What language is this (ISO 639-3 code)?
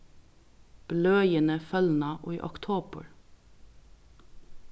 fao